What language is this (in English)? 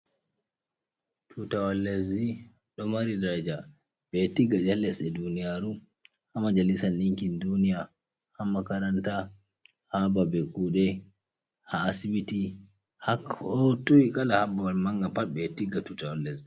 Fula